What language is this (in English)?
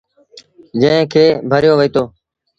Sindhi Bhil